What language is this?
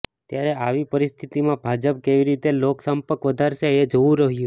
Gujarati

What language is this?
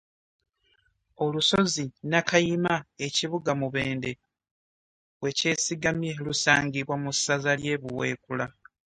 Ganda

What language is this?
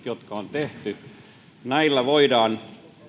Finnish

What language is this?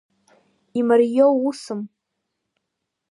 Abkhazian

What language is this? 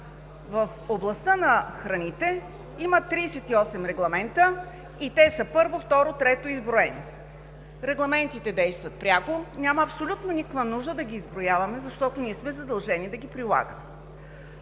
Bulgarian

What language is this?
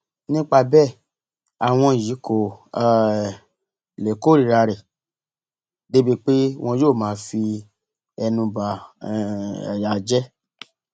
Yoruba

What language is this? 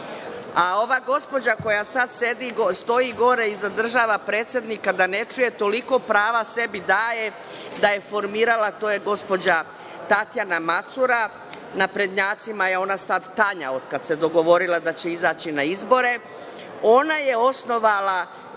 Serbian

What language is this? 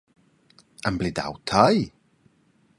Romansh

